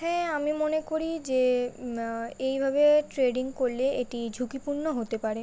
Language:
Bangla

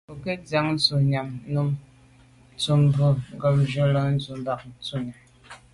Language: Medumba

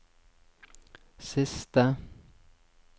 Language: Norwegian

